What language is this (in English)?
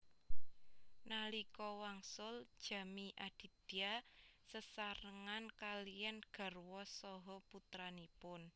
Javanese